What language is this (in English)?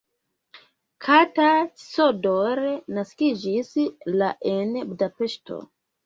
Esperanto